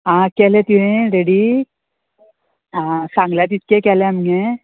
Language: Konkani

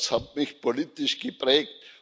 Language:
German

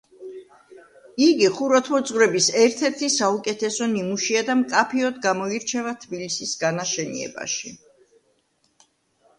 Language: Georgian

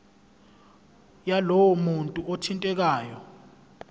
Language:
Zulu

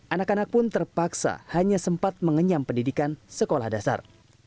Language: Indonesian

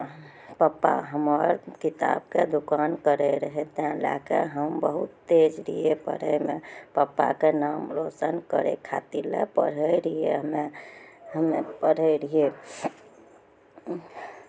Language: Maithili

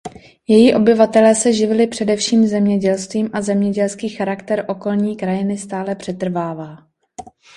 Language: Czech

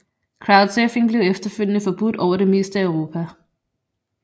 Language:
Danish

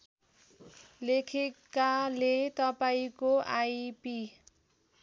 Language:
Nepali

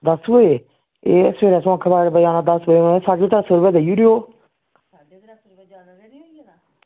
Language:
Dogri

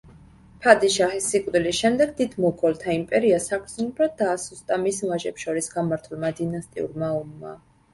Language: Georgian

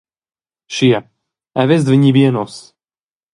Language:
Romansh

